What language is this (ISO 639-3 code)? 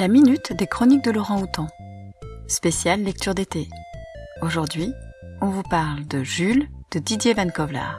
fra